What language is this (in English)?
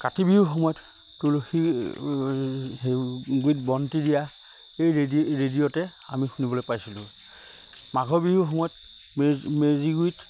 Assamese